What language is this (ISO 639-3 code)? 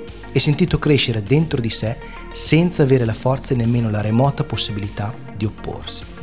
ita